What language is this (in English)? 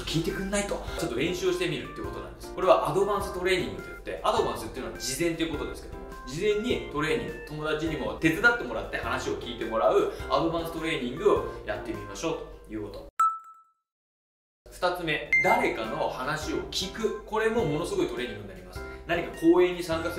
Japanese